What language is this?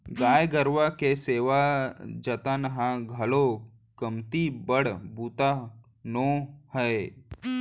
Chhattisgarhi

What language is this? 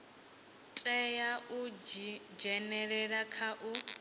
Venda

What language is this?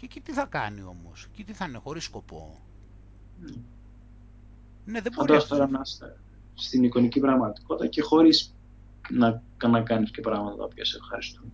Greek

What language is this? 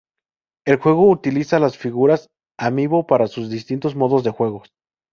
Spanish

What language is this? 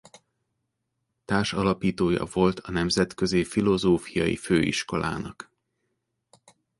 Hungarian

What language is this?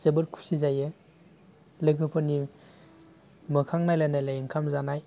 Bodo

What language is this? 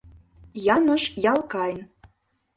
Mari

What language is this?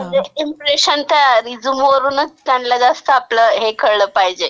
Marathi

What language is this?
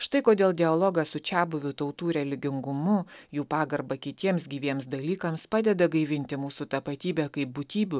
Lithuanian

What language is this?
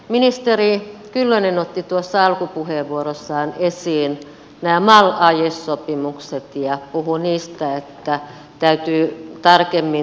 Finnish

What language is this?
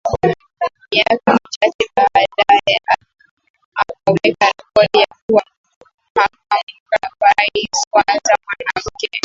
Swahili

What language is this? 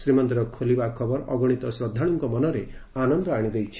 Odia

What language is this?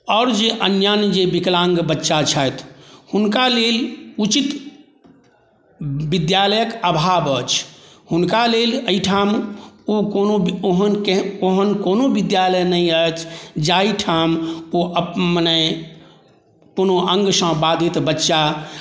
Maithili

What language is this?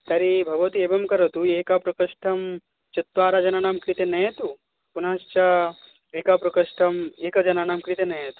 Sanskrit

